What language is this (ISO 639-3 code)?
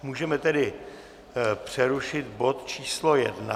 ces